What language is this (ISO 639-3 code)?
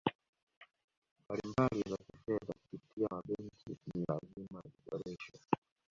swa